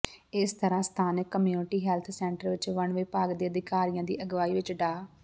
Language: Punjabi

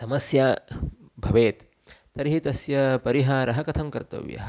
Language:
Sanskrit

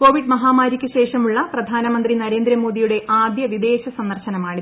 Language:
Malayalam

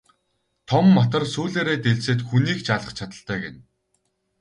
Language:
Mongolian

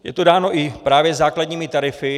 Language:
Czech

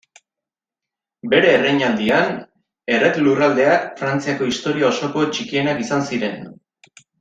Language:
Basque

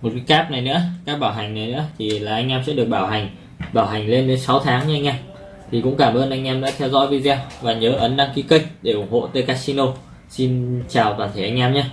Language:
Vietnamese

